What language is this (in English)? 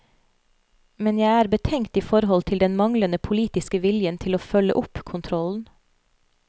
Norwegian